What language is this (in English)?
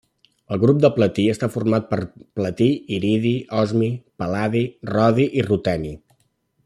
Catalan